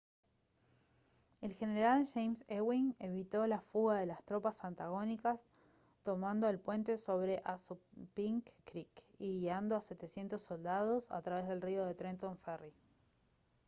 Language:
Spanish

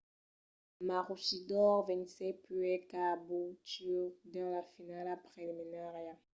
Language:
Occitan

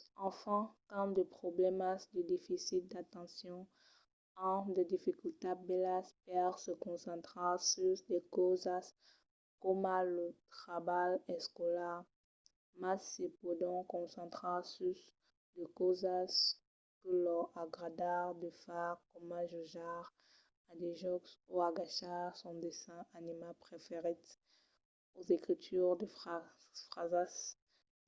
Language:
Occitan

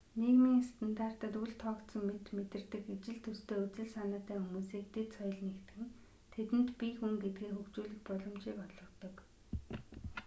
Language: Mongolian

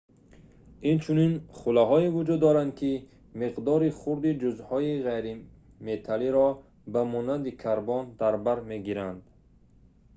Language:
Tajik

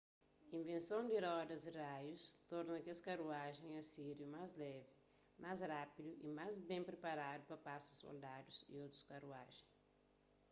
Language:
Kabuverdianu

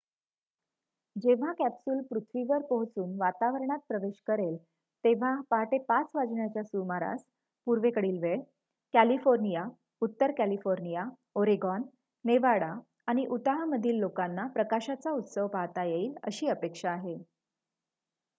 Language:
Marathi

